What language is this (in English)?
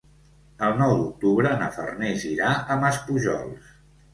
Catalan